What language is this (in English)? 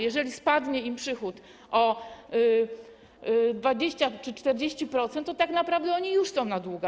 Polish